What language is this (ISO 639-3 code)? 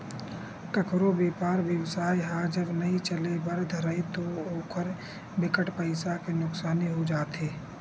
hne